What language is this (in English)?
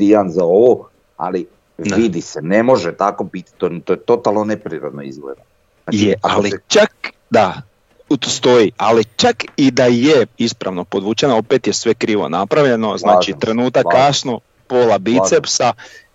Croatian